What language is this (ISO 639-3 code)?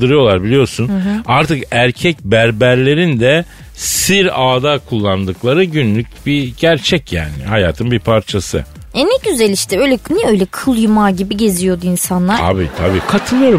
tur